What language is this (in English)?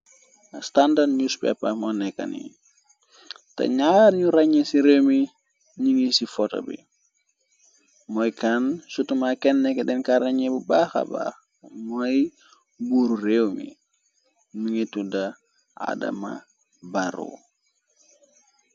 Wolof